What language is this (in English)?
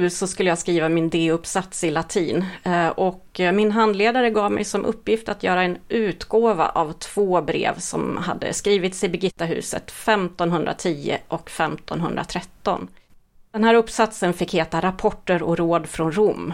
Swedish